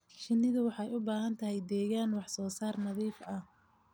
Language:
Somali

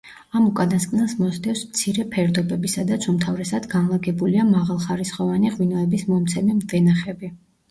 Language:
Georgian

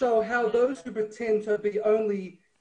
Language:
Hebrew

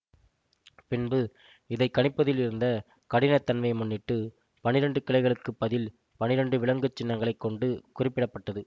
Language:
Tamil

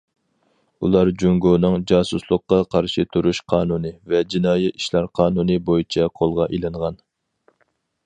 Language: Uyghur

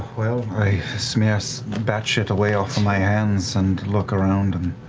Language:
English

